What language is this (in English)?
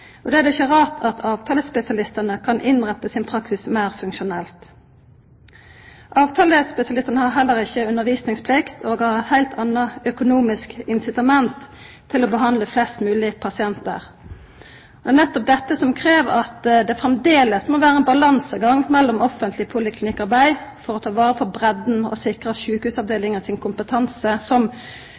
Norwegian Nynorsk